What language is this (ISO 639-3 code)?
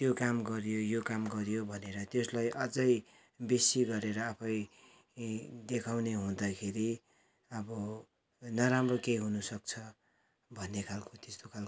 nep